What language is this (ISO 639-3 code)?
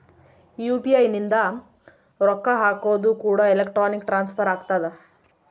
kan